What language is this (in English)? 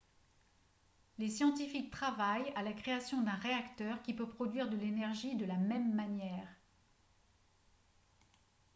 French